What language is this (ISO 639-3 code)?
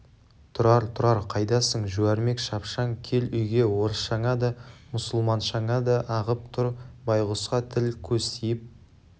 kaz